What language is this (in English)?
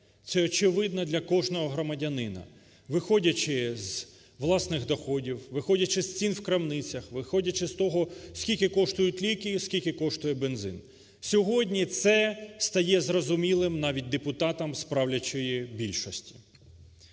Ukrainian